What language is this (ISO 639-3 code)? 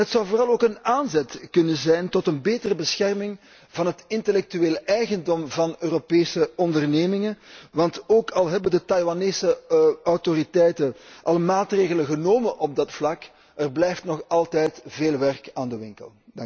nld